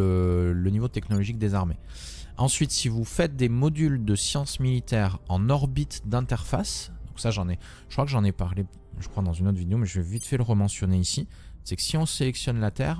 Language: French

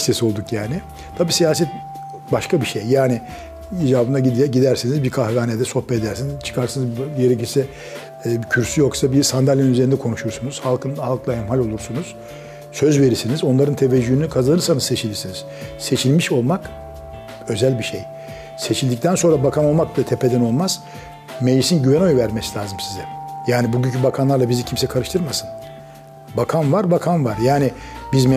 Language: Turkish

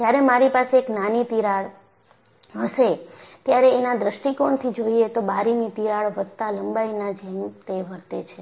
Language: Gujarati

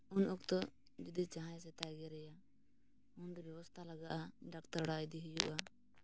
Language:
Santali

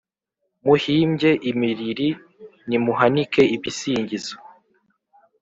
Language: Kinyarwanda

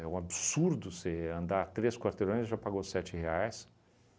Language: Portuguese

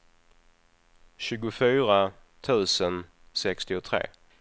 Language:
Swedish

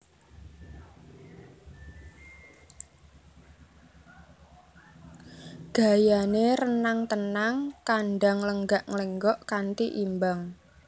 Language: Javanese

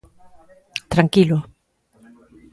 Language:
Galician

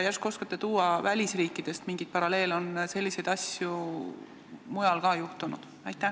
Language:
Estonian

